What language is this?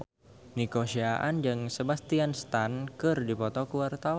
Sundanese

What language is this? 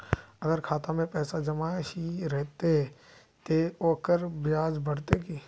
Magahi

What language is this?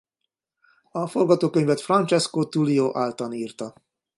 Hungarian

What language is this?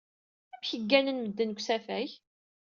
Kabyle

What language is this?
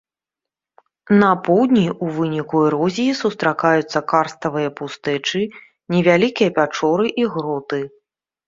Belarusian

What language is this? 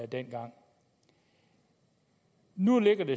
Danish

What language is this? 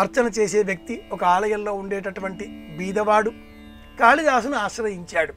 Telugu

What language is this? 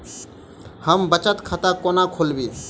Maithili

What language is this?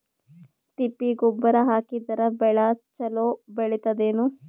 Kannada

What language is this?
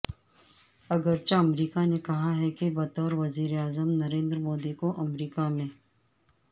Urdu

